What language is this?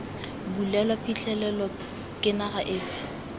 Tswana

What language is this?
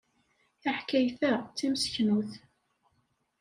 Kabyle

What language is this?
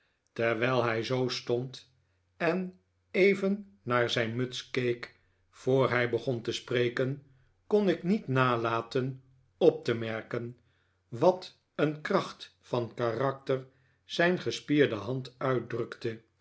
Dutch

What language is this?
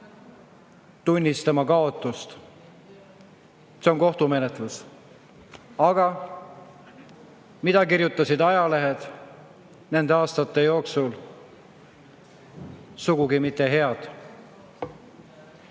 Estonian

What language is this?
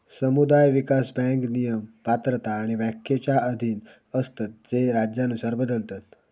Marathi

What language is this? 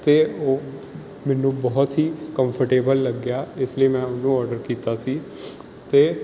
Punjabi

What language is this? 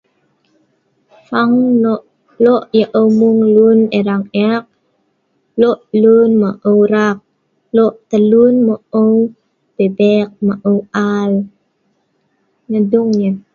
Sa'ban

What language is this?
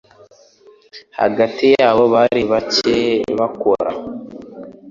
Kinyarwanda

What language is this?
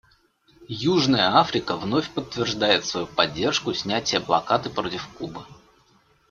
Russian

